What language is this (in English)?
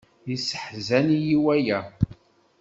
Kabyle